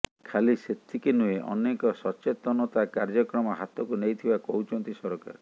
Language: Odia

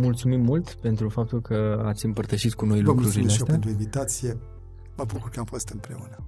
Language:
Romanian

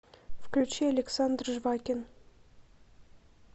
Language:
Russian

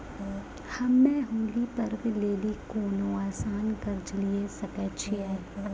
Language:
Maithili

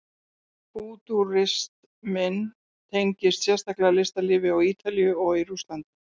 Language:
Icelandic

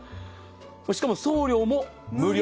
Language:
Japanese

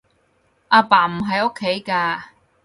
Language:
Cantonese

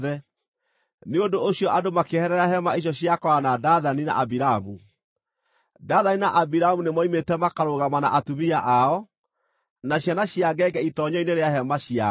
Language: Kikuyu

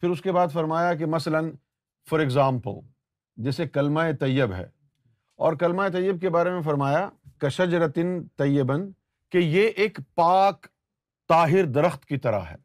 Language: Urdu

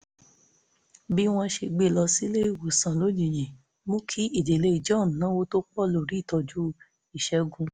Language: Yoruba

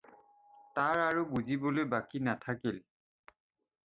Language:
Assamese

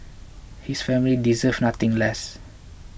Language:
English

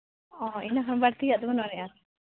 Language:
Santali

